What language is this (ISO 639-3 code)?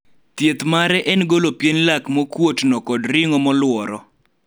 luo